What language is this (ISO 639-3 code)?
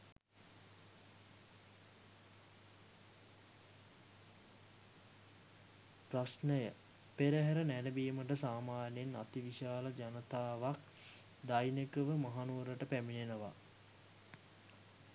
sin